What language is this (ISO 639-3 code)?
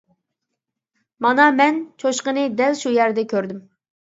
uig